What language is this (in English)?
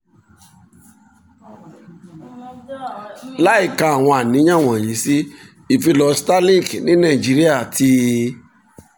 Yoruba